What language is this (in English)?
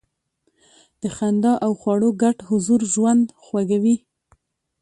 Pashto